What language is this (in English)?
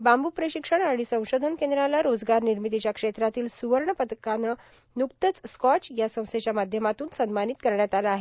Marathi